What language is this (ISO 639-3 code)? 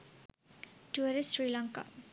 sin